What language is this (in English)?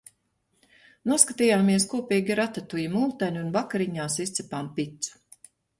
Latvian